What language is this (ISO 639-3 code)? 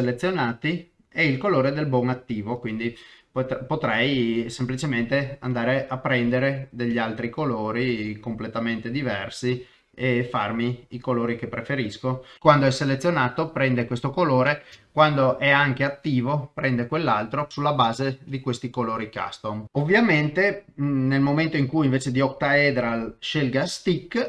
ita